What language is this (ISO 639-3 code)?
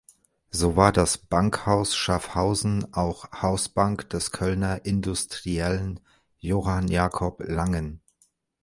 deu